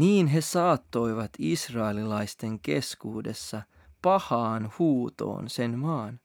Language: Finnish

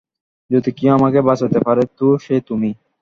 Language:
Bangla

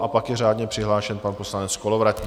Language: Czech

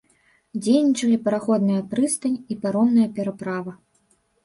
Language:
Belarusian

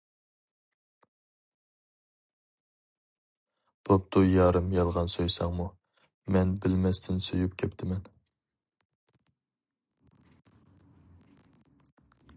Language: Uyghur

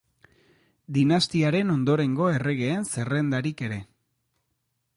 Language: Basque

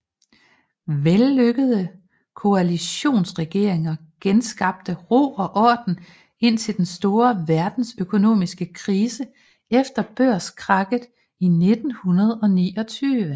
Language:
Danish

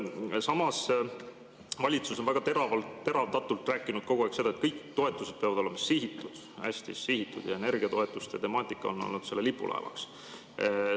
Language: Estonian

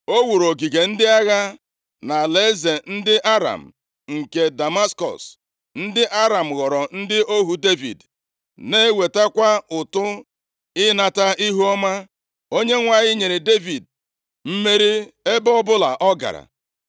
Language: Igbo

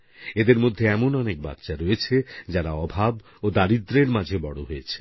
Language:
Bangla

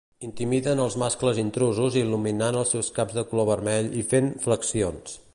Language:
Catalan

